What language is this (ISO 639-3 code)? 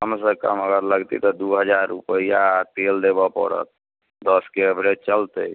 mai